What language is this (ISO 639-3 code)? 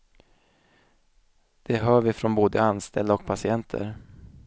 swe